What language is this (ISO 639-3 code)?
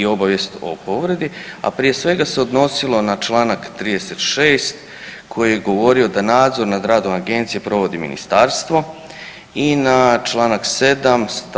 hrv